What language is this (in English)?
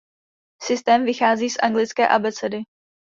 Czech